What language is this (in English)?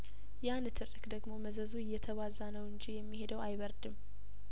Amharic